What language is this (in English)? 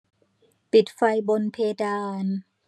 Thai